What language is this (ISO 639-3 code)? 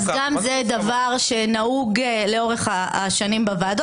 heb